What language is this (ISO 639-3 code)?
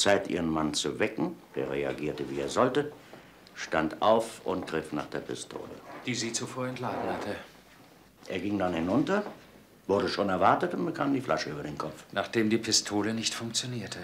deu